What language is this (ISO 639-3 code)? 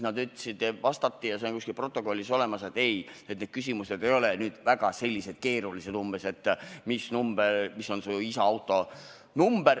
est